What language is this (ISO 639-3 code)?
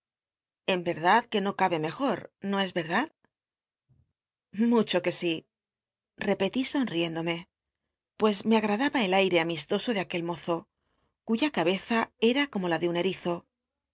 spa